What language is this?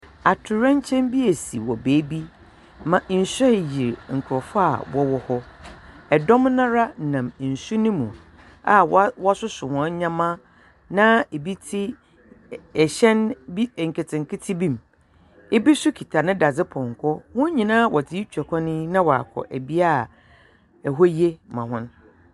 Akan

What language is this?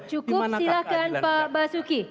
Indonesian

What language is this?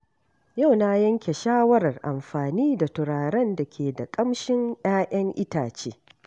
Hausa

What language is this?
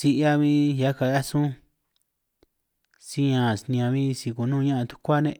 San Martín Itunyoso Triqui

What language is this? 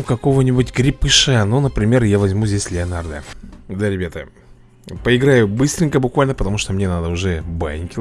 Russian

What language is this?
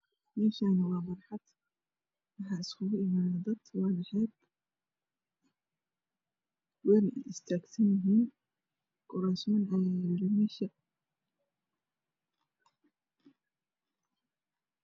Somali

